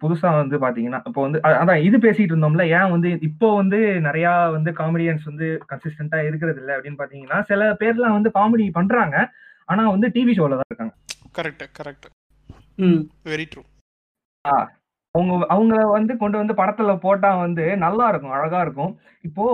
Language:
Tamil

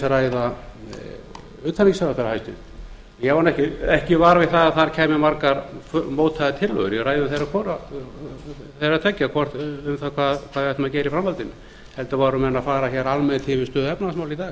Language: Icelandic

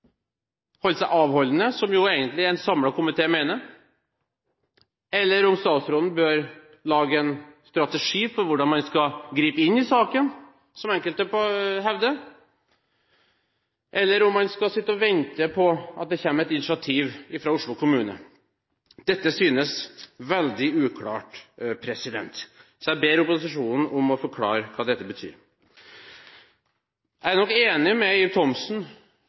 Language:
Norwegian Bokmål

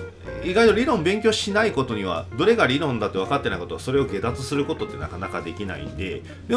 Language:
Japanese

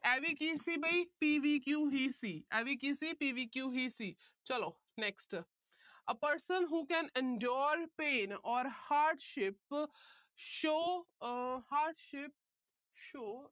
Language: Punjabi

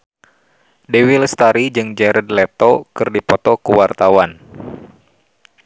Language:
Sundanese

